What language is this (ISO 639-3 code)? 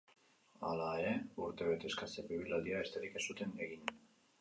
eus